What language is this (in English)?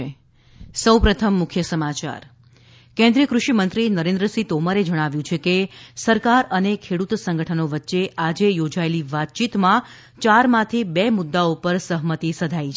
Gujarati